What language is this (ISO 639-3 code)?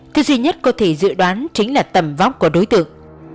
vie